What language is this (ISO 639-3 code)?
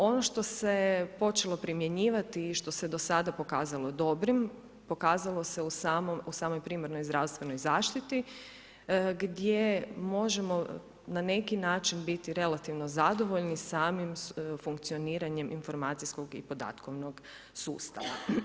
hrv